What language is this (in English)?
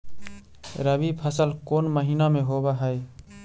Magahi